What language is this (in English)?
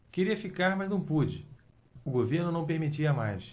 Portuguese